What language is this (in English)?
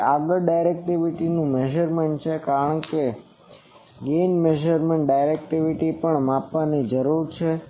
Gujarati